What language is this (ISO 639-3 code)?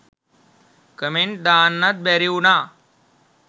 sin